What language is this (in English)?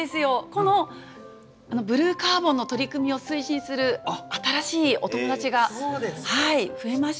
Japanese